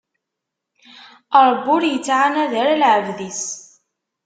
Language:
Kabyle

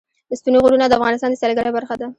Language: Pashto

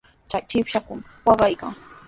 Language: Sihuas Ancash Quechua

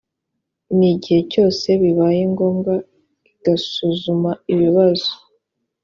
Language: Kinyarwanda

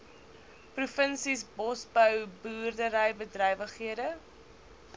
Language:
Afrikaans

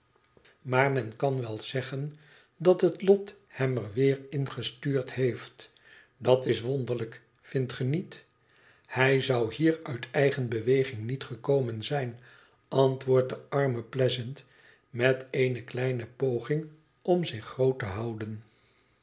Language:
Dutch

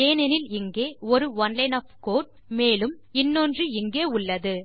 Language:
Tamil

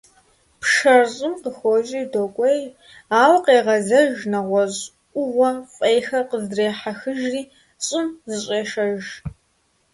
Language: Kabardian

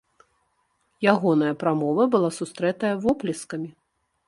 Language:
Belarusian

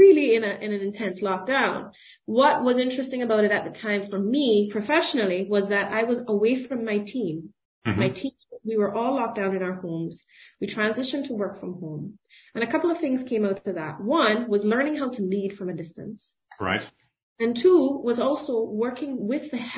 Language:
English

